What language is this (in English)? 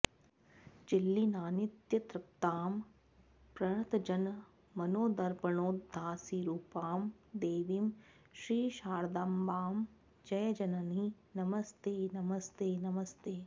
Sanskrit